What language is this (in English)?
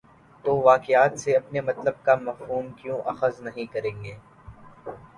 Urdu